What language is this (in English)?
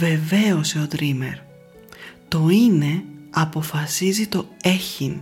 Greek